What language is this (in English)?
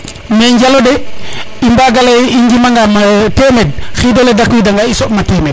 Serer